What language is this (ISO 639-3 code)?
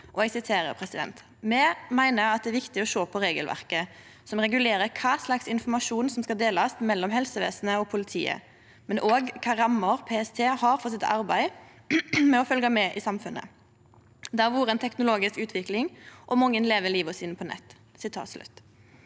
nor